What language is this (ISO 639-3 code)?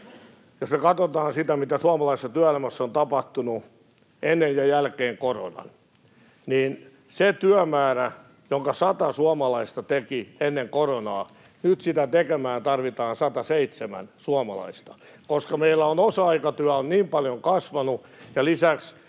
fin